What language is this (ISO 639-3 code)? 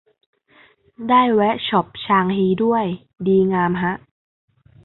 tha